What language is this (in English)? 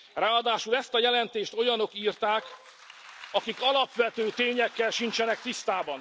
Hungarian